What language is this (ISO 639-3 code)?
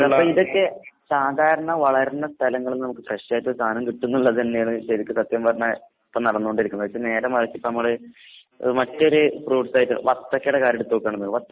mal